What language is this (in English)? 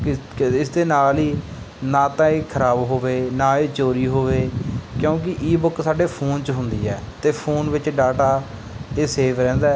Punjabi